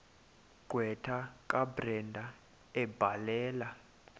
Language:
Xhosa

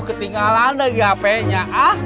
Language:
Indonesian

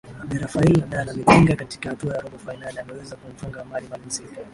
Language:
Swahili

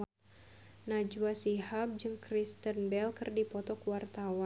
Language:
Sundanese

